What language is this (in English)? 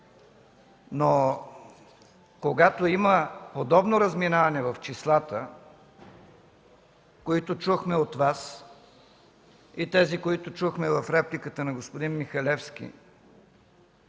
Bulgarian